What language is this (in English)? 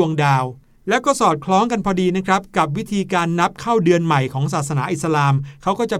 Thai